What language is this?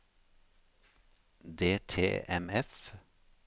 Norwegian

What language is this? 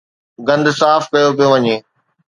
Sindhi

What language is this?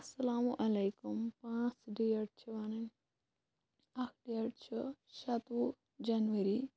Kashmiri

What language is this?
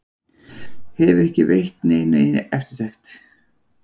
Icelandic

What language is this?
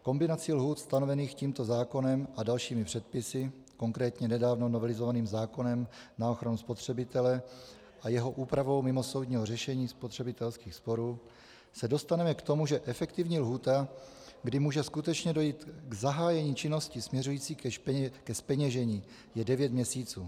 Czech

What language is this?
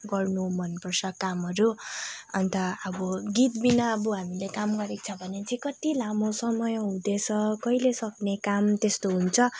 Nepali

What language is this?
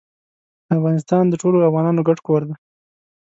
Pashto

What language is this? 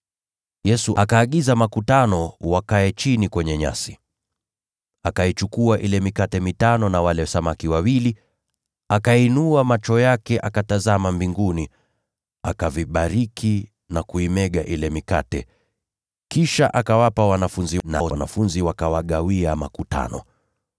Swahili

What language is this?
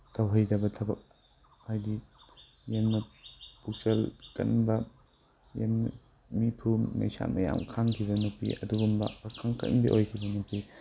Manipuri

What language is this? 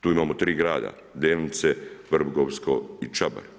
Croatian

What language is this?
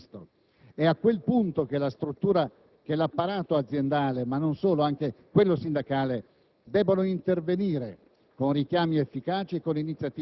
Italian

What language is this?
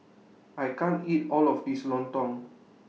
English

